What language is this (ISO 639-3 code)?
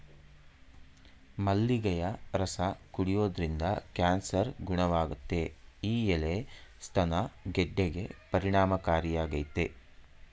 kan